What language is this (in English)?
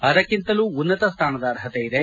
Kannada